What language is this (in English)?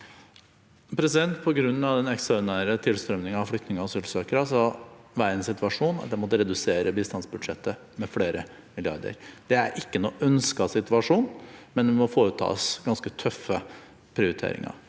Norwegian